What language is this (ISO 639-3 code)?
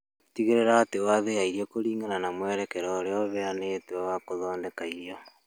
kik